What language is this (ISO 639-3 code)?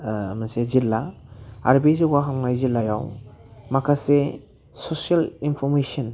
brx